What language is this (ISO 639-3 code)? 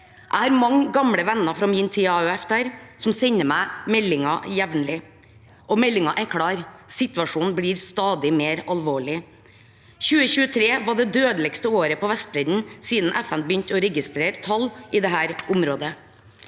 nor